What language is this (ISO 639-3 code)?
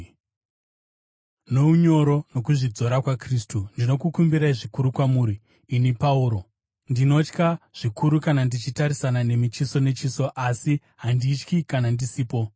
sna